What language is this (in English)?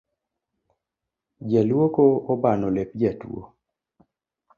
Luo (Kenya and Tanzania)